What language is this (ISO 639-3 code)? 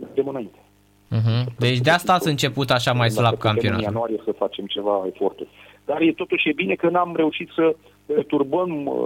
ron